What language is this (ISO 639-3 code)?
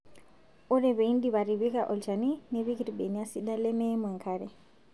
mas